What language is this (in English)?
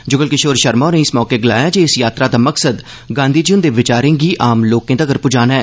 Dogri